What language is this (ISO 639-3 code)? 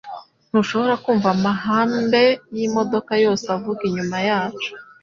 kin